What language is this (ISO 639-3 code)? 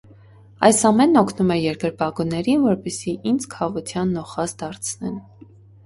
hye